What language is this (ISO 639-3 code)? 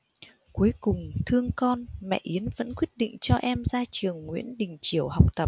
vie